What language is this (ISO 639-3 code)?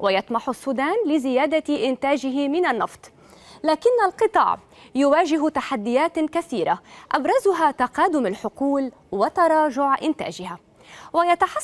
ara